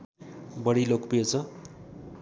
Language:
Nepali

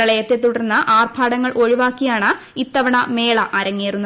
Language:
Malayalam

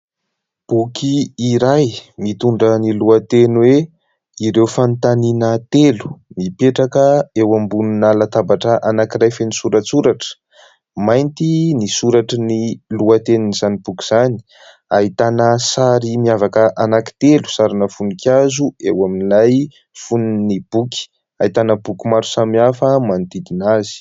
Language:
Malagasy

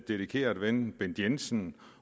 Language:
Danish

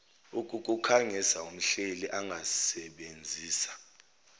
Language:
Zulu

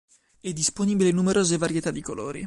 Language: Italian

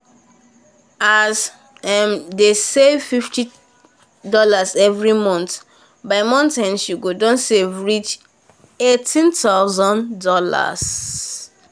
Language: Nigerian Pidgin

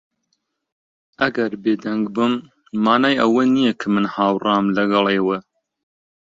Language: Central Kurdish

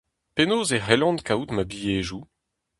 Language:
Breton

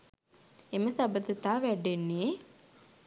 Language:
Sinhala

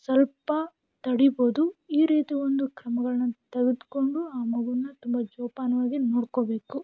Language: Kannada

